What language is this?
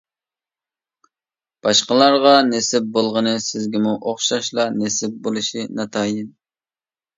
Uyghur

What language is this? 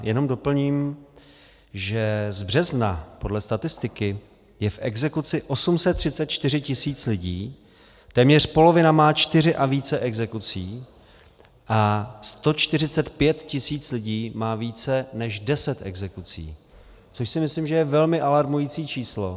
Czech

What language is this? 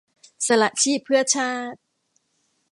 Thai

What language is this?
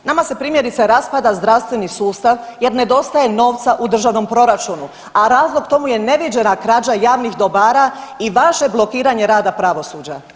Croatian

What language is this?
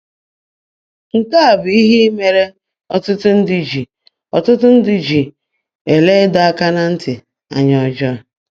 Igbo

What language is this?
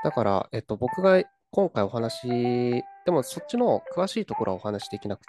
Japanese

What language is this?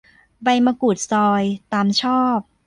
Thai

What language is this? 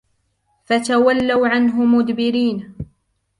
Arabic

